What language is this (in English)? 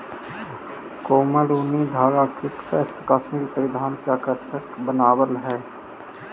Magahi